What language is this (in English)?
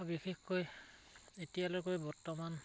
Assamese